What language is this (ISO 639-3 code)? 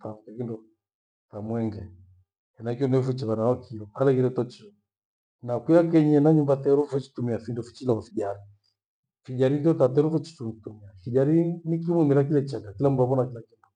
gwe